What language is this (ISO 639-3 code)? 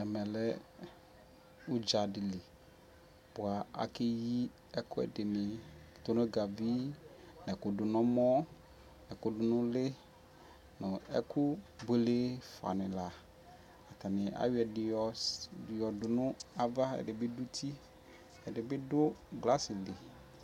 kpo